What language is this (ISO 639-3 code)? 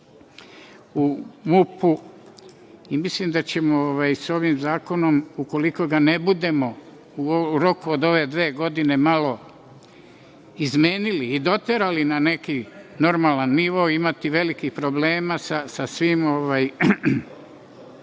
srp